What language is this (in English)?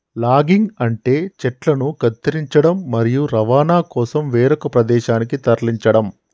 Telugu